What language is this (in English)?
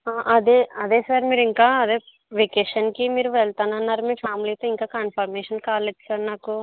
Telugu